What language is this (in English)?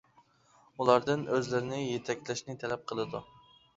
Uyghur